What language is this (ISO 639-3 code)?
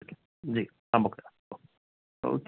snd